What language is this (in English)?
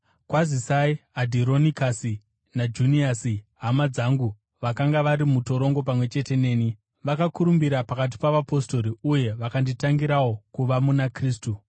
Shona